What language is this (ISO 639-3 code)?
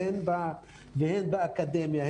heb